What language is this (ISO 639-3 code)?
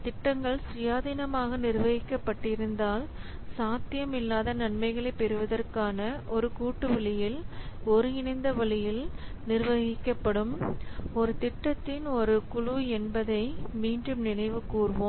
tam